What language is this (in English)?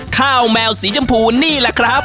Thai